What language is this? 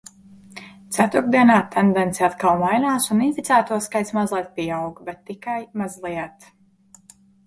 Latvian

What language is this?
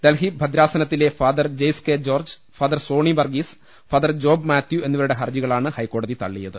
Malayalam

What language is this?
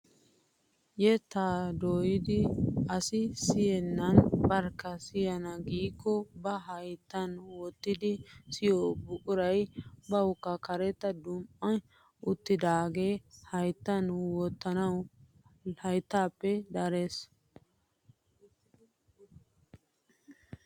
Wolaytta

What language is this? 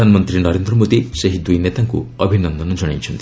Odia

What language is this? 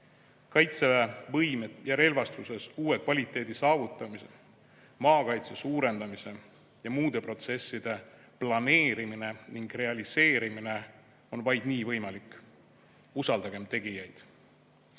Estonian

